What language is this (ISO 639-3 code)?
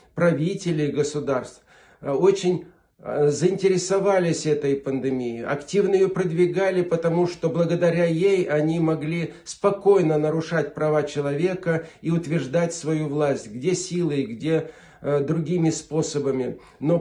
rus